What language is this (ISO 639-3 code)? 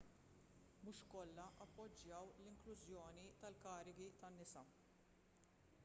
mlt